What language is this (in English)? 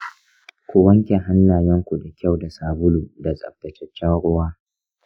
Hausa